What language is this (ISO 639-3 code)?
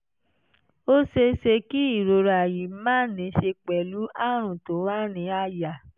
yor